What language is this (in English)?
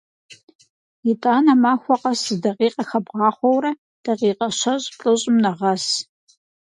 Kabardian